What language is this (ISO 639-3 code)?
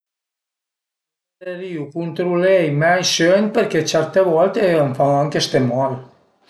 pms